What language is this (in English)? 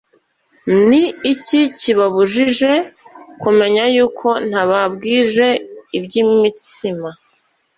Kinyarwanda